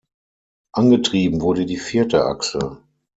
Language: German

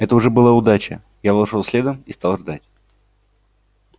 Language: Russian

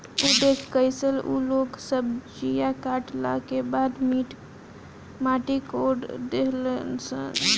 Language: Bhojpuri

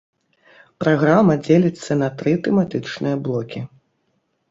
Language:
Belarusian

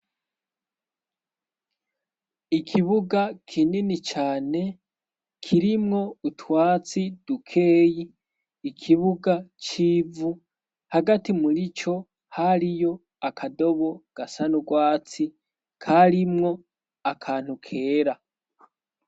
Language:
Rundi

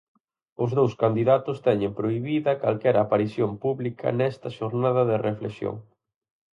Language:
Galician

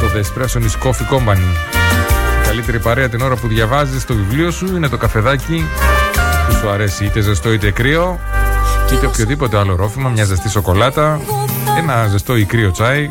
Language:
Greek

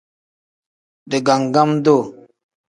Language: Tem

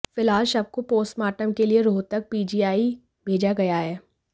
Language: Hindi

